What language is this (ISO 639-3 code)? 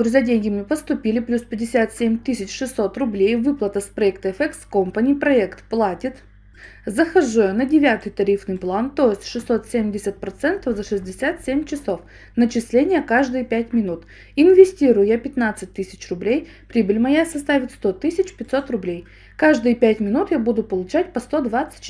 rus